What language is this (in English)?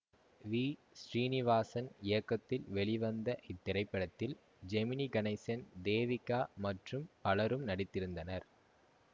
Tamil